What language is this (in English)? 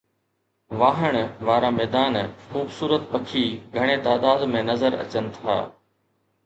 Sindhi